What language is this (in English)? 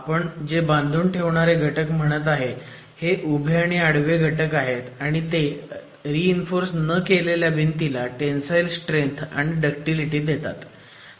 Marathi